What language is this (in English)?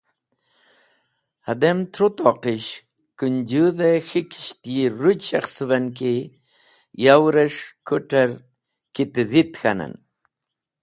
Wakhi